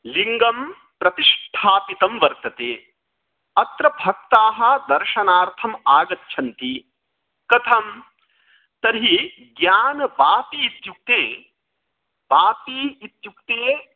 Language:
Sanskrit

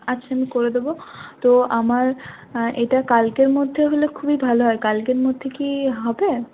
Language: Bangla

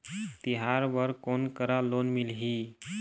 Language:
Chhattisgarhi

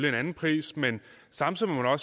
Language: Danish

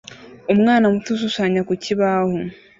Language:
Kinyarwanda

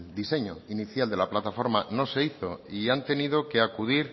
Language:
Spanish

